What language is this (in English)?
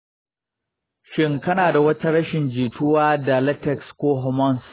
Hausa